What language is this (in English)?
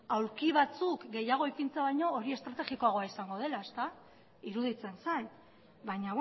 Basque